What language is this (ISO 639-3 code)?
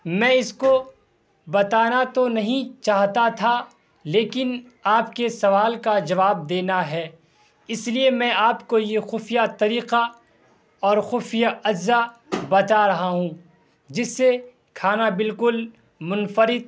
urd